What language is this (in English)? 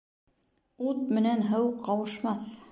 Bashkir